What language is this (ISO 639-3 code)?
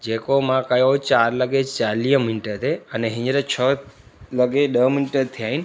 snd